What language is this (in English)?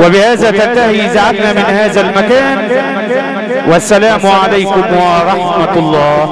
Arabic